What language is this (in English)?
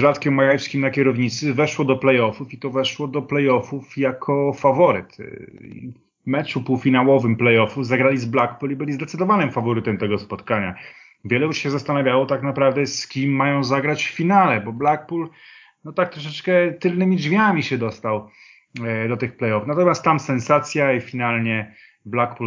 Polish